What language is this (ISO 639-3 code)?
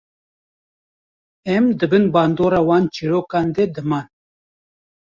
kur